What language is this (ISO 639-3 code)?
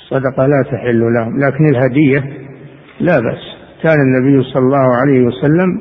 ara